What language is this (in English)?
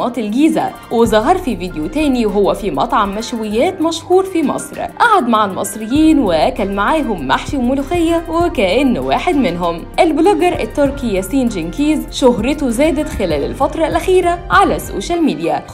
Arabic